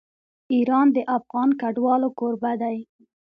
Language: Pashto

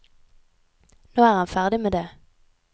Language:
Norwegian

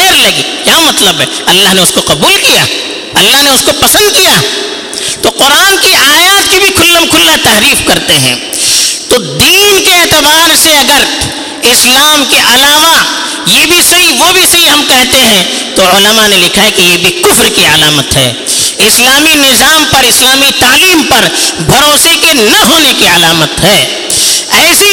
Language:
Urdu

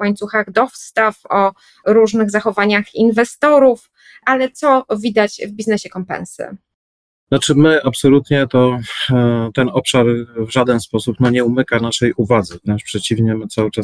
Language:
Polish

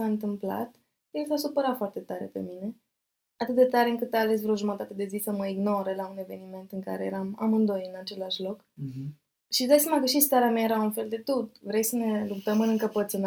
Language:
Romanian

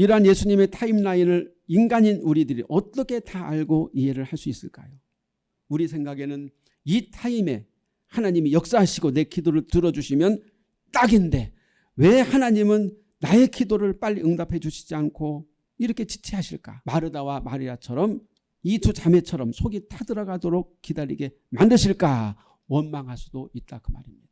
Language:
Korean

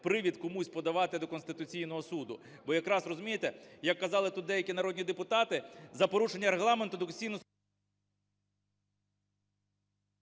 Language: Ukrainian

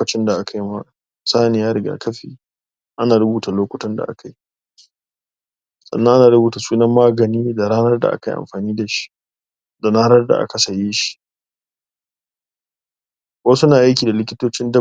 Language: Hausa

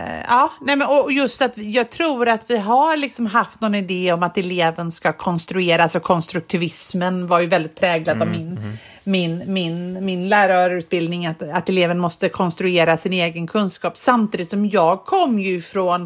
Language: Swedish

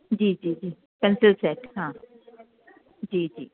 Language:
Hindi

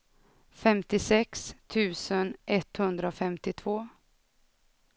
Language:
Swedish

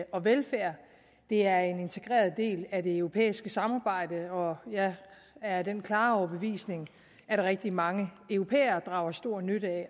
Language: Danish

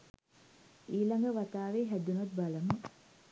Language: Sinhala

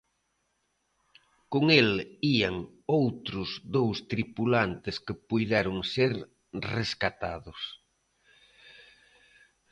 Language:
Galician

